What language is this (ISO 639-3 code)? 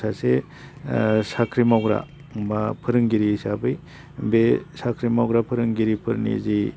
brx